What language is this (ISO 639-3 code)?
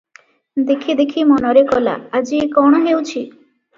ori